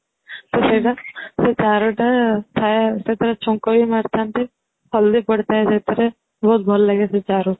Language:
Odia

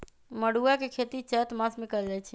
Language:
Magahi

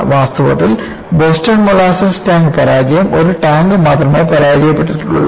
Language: Malayalam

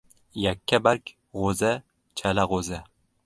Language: Uzbek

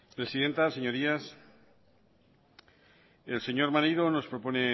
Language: Spanish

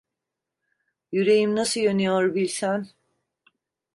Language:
Turkish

